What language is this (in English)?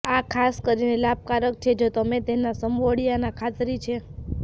Gujarati